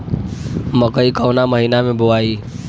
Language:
Bhojpuri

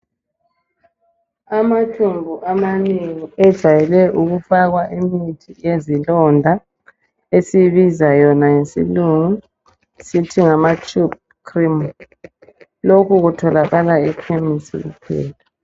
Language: North Ndebele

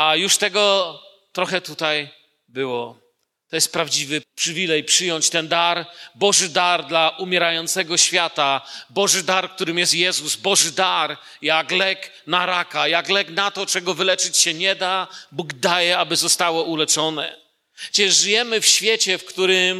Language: Polish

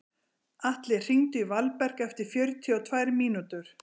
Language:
Icelandic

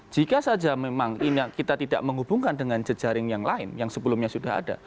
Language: Indonesian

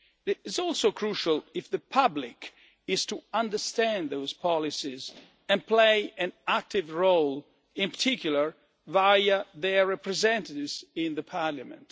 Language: English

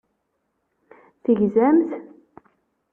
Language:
Kabyle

